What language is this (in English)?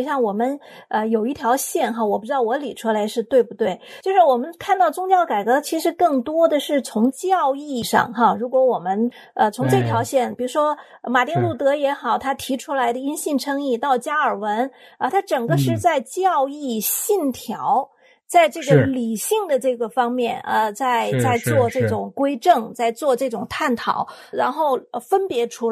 Chinese